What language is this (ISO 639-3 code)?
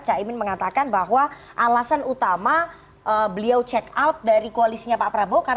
ind